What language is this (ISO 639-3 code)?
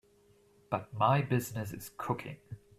eng